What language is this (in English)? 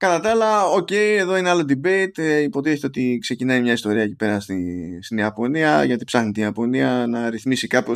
Greek